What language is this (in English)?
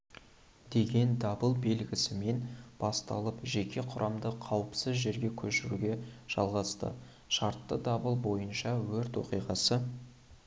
Kazakh